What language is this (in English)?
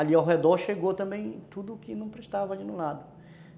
Portuguese